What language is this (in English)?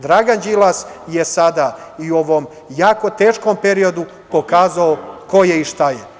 Serbian